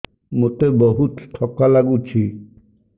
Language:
Odia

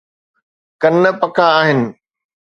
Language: Sindhi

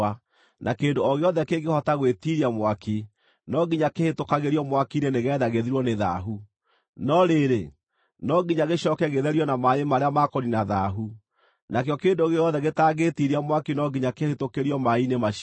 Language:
Kikuyu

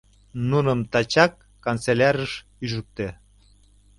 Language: Mari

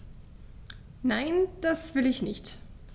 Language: German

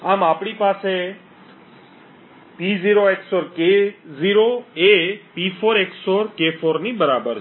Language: Gujarati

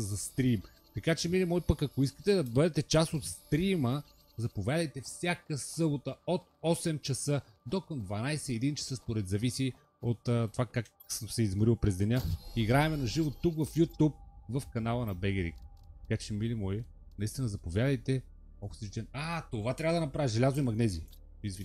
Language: Bulgarian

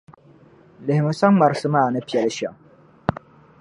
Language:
Dagbani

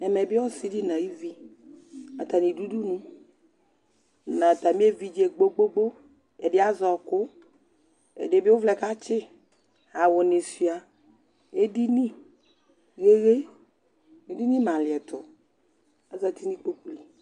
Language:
Ikposo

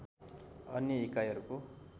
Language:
Nepali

